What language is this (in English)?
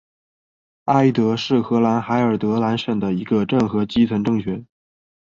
Chinese